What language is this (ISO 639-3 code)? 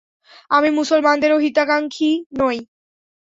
ben